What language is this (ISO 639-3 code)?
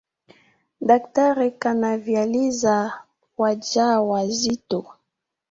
swa